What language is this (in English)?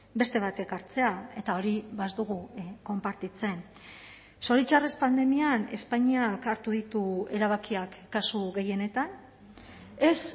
Basque